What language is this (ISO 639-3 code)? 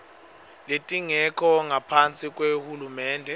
ssw